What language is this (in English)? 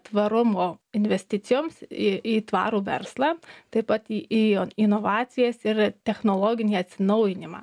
Lithuanian